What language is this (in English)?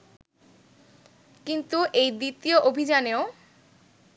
Bangla